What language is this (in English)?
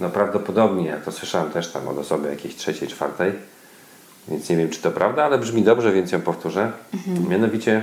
Polish